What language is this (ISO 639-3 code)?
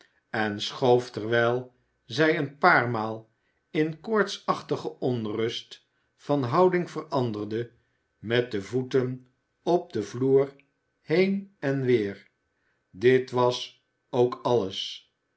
nld